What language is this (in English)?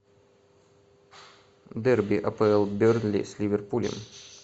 Russian